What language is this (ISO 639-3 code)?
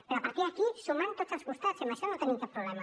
cat